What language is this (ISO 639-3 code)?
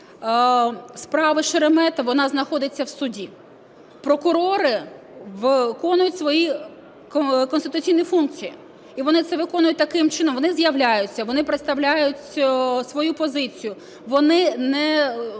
ukr